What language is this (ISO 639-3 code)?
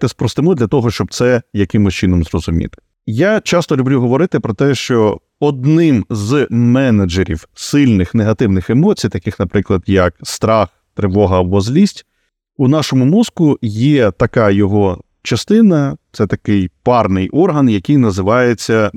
ukr